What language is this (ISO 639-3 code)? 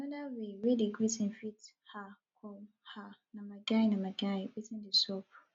pcm